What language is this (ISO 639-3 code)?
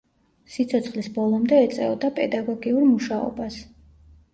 kat